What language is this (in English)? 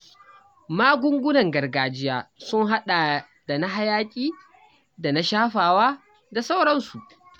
Hausa